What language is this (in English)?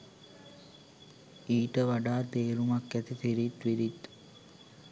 Sinhala